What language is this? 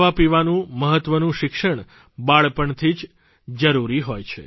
Gujarati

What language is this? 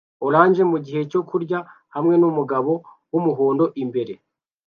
Kinyarwanda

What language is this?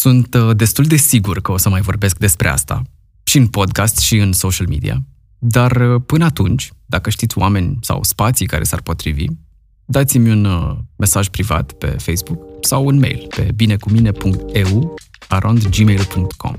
Romanian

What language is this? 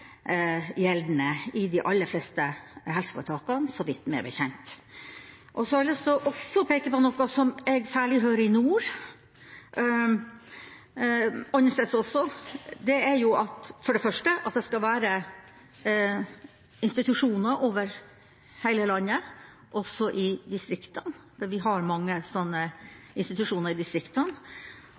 Norwegian Bokmål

